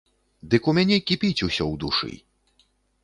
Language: Belarusian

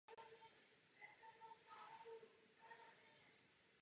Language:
Czech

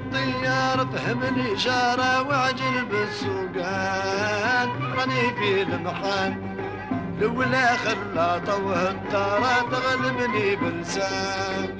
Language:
Arabic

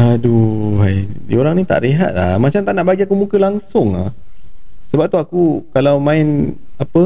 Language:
Malay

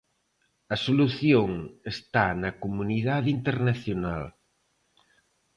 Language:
Galician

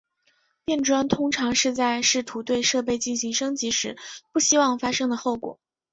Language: Chinese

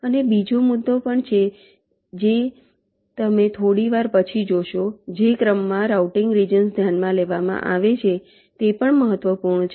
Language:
Gujarati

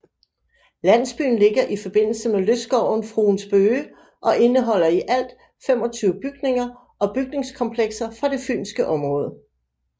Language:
Danish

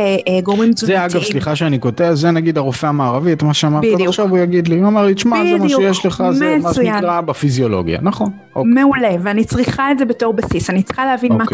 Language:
Hebrew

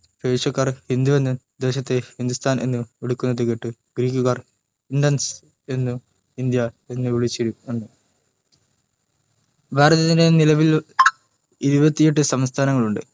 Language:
Malayalam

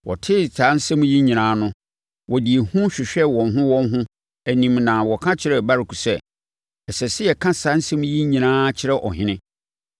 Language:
Akan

